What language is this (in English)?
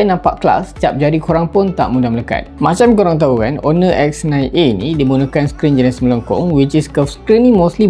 Malay